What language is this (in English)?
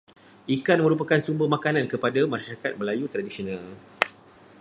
Malay